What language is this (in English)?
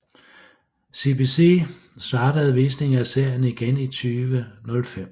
Danish